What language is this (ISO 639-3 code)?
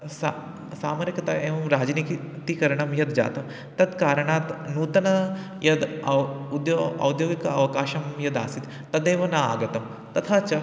san